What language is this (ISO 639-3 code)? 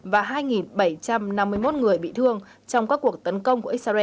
vie